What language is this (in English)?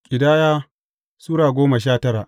Hausa